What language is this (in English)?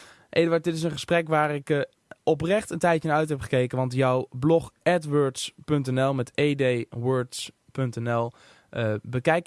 Dutch